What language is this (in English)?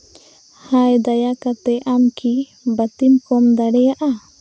Santali